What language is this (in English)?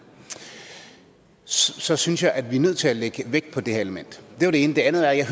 Danish